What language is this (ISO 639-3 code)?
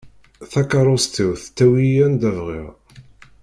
kab